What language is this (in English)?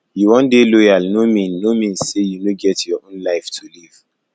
Nigerian Pidgin